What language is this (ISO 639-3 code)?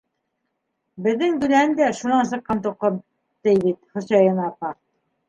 bak